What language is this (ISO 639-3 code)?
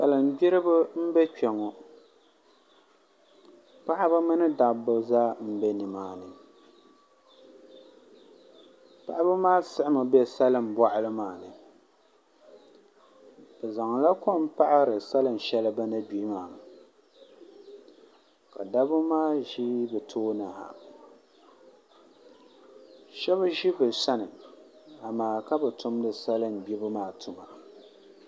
dag